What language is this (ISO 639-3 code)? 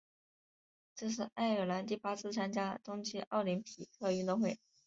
zho